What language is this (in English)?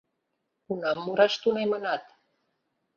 Mari